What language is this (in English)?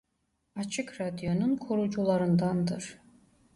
Turkish